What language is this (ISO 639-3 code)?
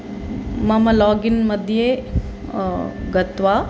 san